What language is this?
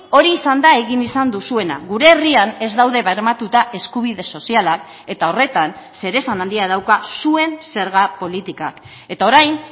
Basque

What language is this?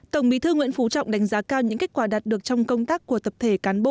Vietnamese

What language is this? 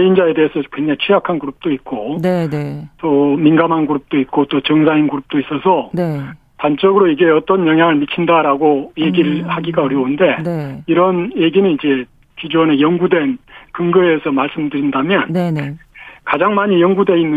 Korean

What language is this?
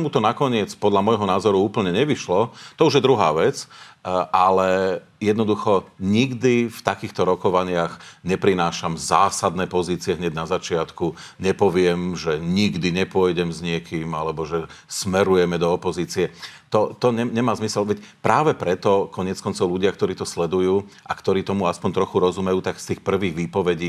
Slovak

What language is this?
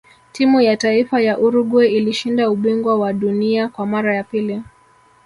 Swahili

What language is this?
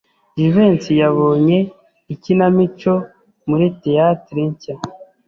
Kinyarwanda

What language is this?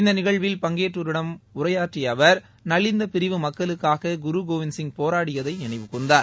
Tamil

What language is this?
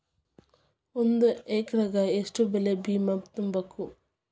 Kannada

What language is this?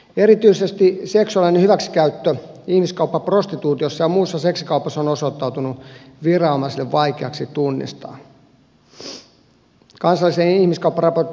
Finnish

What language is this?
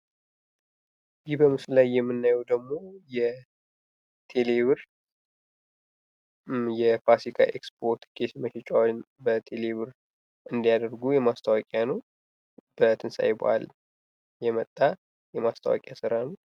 Amharic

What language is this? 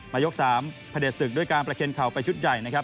Thai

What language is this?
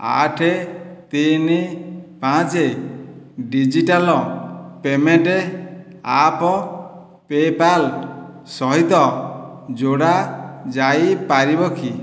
Odia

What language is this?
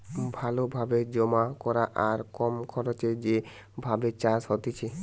Bangla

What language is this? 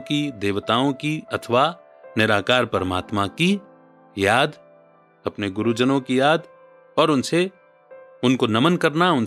Hindi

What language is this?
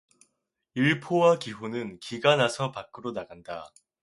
Korean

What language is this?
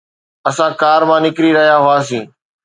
Sindhi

